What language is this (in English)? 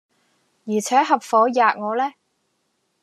Cantonese